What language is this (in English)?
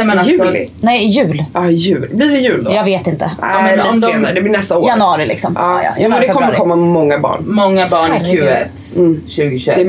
Swedish